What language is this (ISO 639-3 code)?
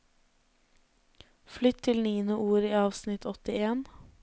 nor